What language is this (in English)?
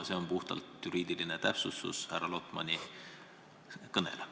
Estonian